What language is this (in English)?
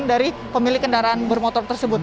Indonesian